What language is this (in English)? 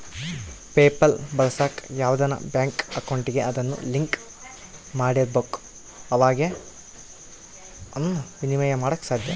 Kannada